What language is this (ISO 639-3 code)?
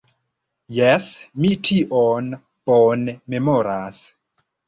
epo